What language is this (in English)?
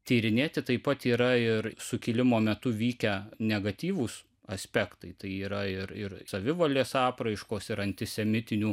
Lithuanian